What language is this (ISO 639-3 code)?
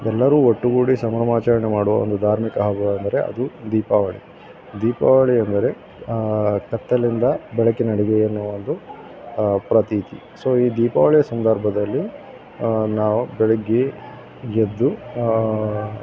kan